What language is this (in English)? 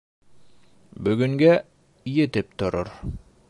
Bashkir